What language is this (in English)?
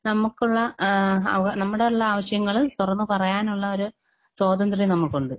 Malayalam